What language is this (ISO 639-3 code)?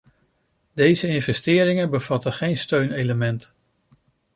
nld